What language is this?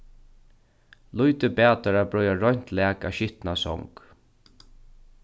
Faroese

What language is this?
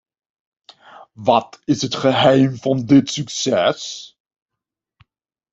Dutch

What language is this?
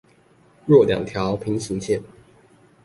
Chinese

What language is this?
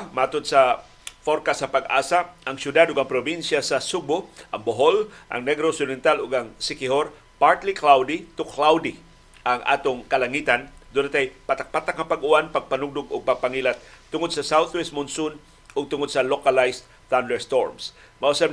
Filipino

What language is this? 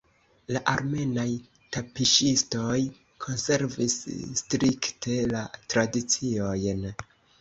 Esperanto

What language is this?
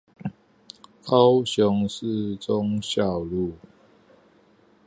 Chinese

